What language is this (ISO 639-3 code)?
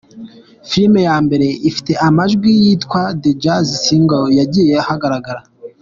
kin